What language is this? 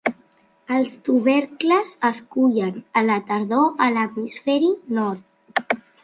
Catalan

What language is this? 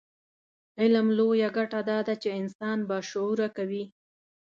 Pashto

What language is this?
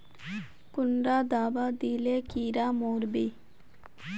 Magahi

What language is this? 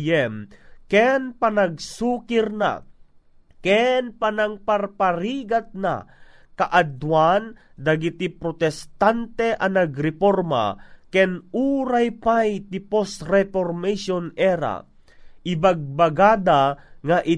Filipino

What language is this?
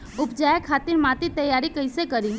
Bhojpuri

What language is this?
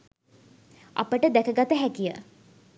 Sinhala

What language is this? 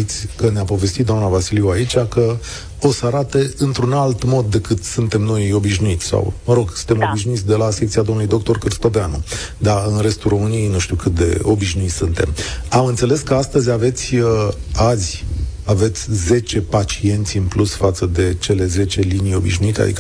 Romanian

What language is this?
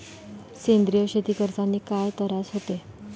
Marathi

